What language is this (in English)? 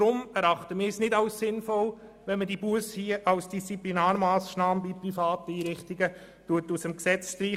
Swiss German